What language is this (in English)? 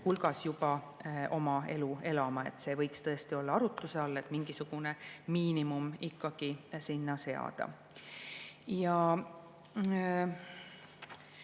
Estonian